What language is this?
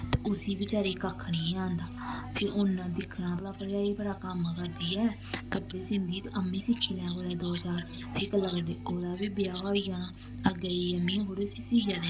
Dogri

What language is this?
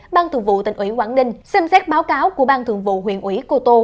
Vietnamese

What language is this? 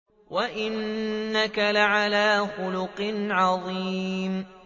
Arabic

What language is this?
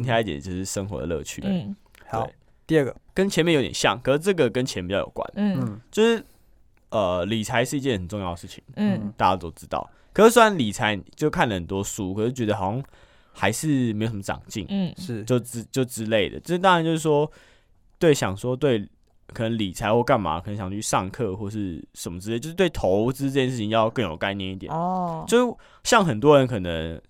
Chinese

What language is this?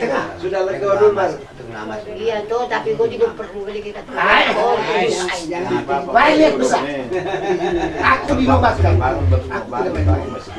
Indonesian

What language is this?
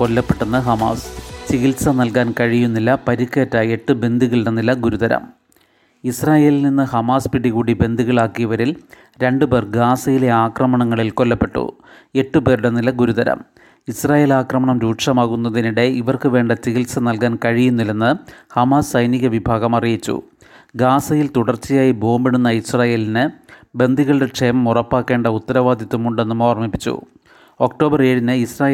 Malayalam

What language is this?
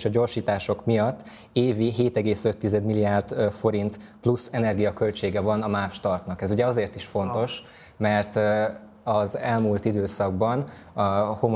Hungarian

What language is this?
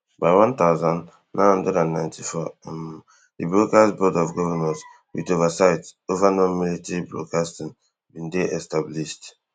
Nigerian Pidgin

